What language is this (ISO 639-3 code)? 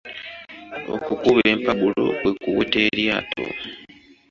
lug